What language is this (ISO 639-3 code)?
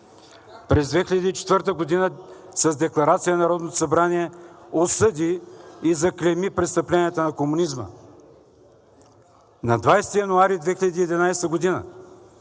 bul